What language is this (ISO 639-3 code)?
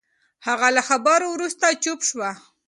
pus